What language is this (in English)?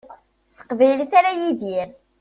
Kabyle